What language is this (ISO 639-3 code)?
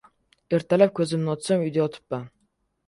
uzb